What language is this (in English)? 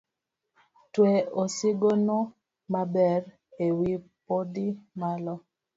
Luo (Kenya and Tanzania)